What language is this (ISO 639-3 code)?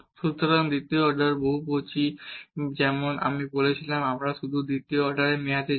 ben